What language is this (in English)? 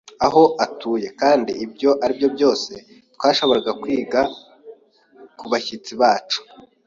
Kinyarwanda